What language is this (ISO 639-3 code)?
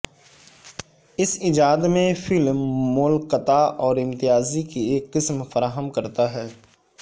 urd